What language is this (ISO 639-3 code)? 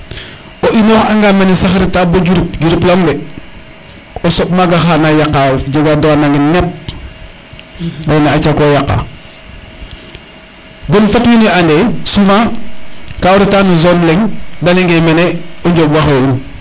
srr